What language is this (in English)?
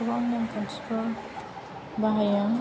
Bodo